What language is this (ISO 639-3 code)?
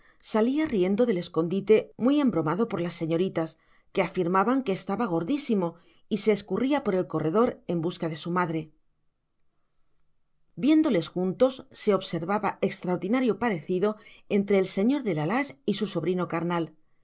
spa